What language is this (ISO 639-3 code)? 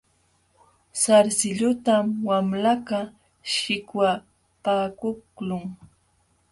qxw